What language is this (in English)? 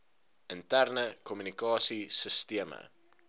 Afrikaans